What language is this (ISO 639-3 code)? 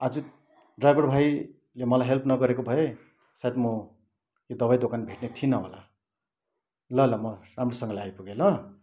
nep